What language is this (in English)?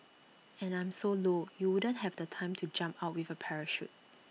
English